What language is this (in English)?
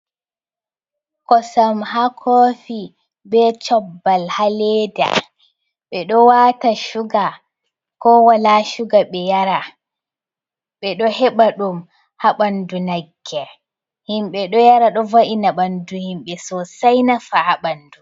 Fula